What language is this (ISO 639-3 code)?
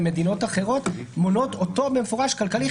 heb